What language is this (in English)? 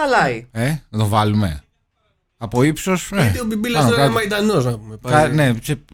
Greek